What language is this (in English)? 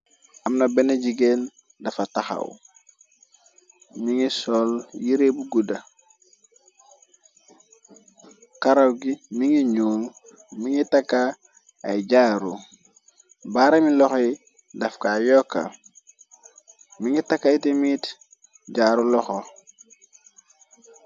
Wolof